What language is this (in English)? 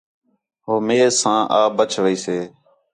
Khetrani